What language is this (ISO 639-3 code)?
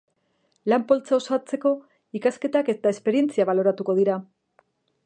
eus